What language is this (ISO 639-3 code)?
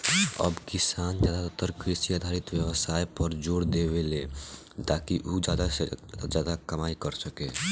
bho